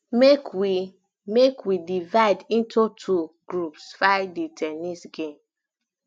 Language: Nigerian Pidgin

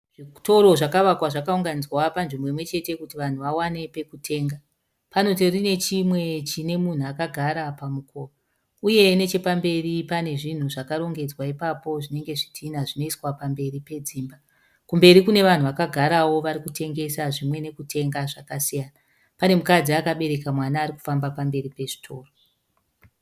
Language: Shona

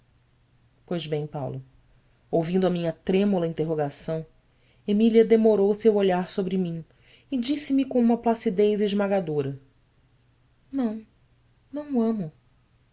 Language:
Portuguese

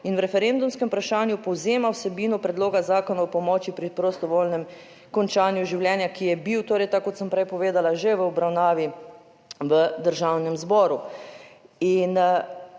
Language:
Slovenian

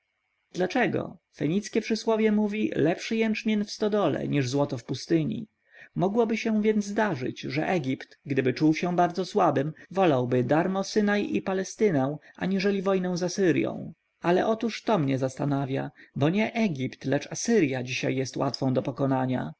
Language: Polish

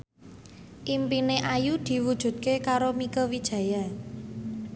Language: Javanese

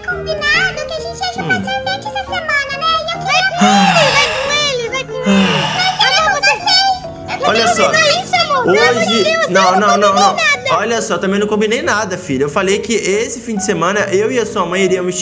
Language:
Portuguese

